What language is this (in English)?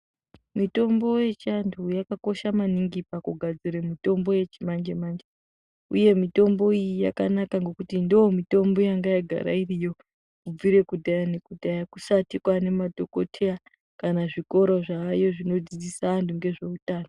Ndau